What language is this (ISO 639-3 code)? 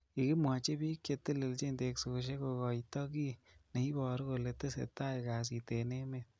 kln